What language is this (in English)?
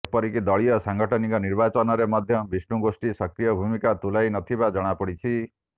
Odia